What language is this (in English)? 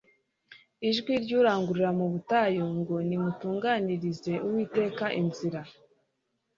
Kinyarwanda